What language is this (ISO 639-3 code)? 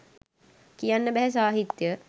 sin